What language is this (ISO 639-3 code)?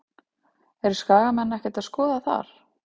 isl